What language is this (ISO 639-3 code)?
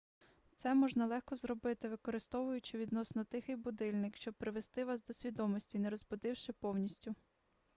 ukr